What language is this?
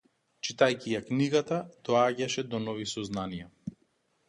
Macedonian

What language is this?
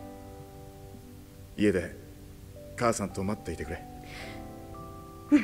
Japanese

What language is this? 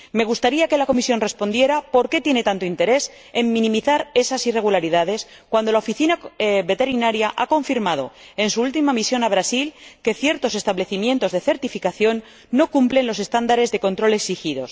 Spanish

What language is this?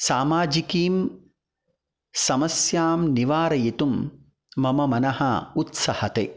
Sanskrit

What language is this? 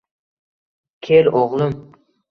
Uzbek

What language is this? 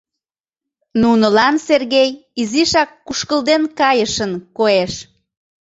Mari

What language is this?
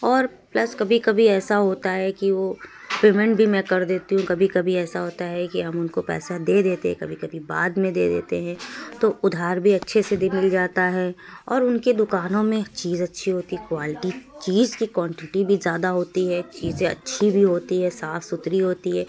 Urdu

